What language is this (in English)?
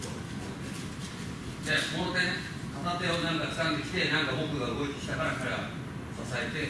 Japanese